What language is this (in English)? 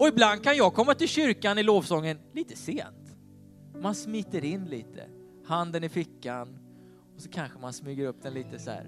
Swedish